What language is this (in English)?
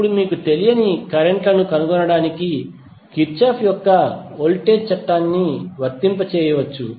Telugu